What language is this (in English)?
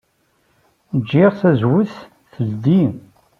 Kabyle